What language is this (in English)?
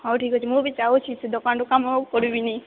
Odia